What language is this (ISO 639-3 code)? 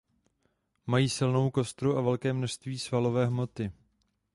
ces